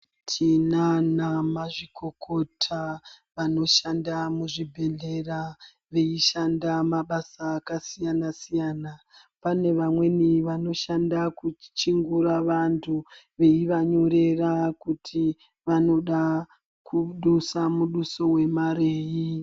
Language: Ndau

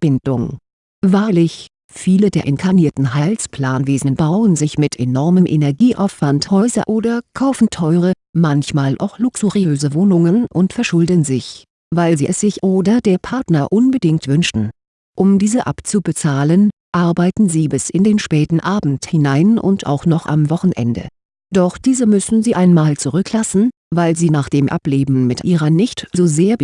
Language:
German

